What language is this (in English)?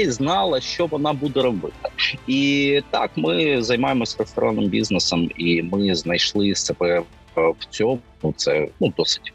Ukrainian